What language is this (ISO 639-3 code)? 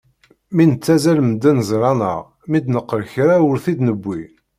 kab